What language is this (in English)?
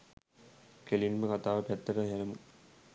Sinhala